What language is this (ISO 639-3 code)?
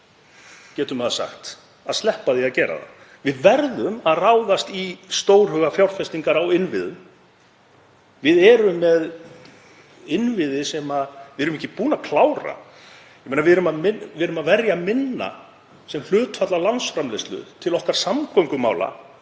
isl